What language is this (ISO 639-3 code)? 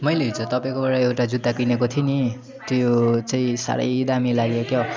nep